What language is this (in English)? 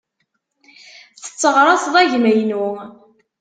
Kabyle